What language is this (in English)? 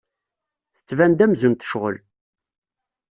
Kabyle